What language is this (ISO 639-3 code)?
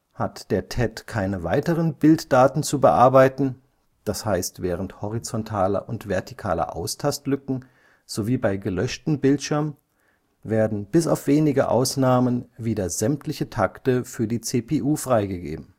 deu